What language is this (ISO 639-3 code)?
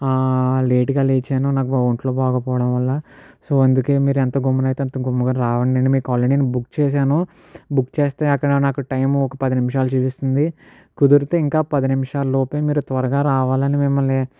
tel